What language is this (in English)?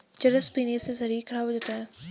Hindi